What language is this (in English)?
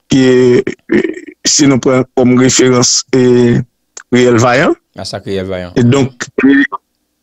French